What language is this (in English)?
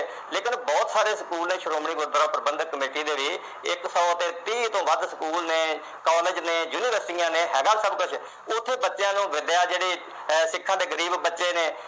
Punjabi